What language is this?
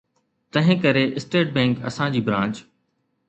Sindhi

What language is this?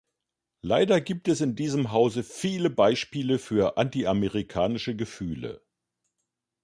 German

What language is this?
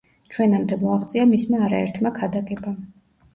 Georgian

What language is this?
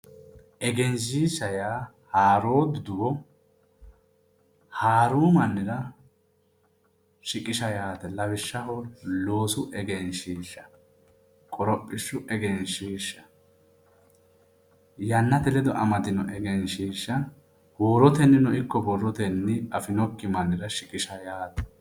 Sidamo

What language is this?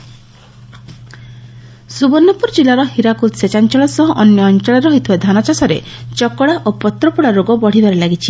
Odia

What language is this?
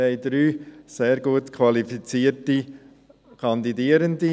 Swiss German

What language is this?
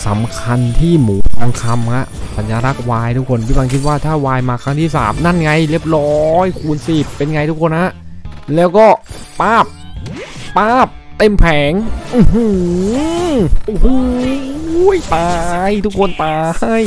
Thai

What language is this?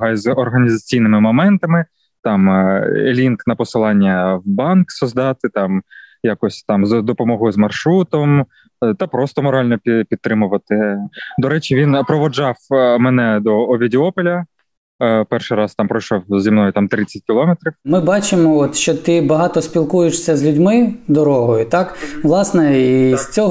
Ukrainian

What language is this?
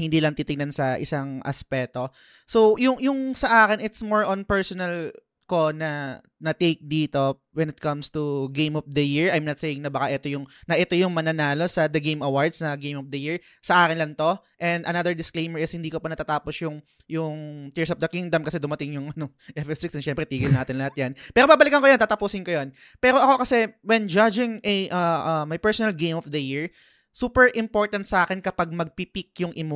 Filipino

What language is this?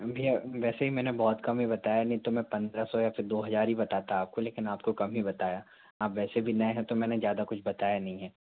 Hindi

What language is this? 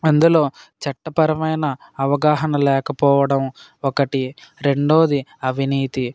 Telugu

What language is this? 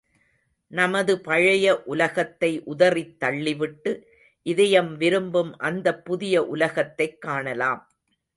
Tamil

